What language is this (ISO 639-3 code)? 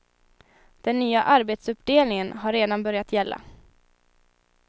swe